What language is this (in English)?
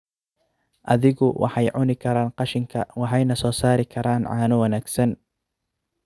Somali